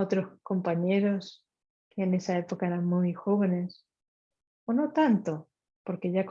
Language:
Spanish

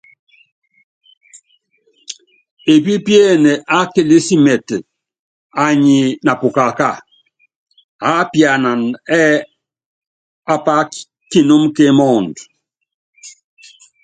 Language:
Yangben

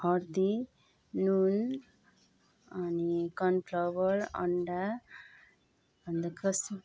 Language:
Nepali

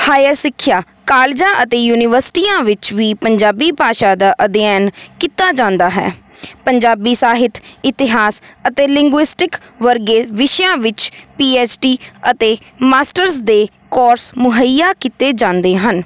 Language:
Punjabi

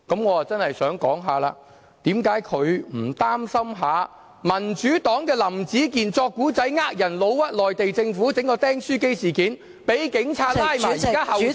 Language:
Cantonese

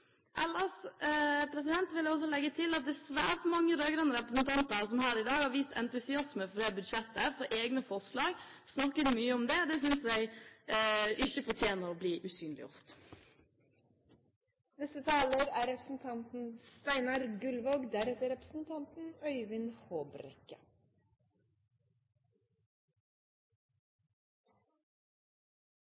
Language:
Norwegian Bokmål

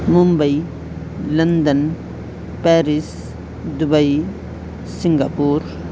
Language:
Urdu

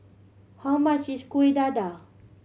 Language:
English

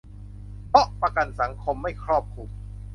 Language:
Thai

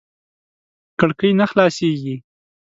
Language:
Pashto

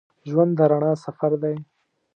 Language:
Pashto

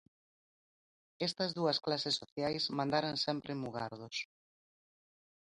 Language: Galician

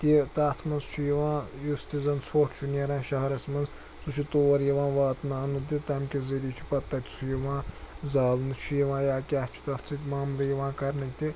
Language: Kashmiri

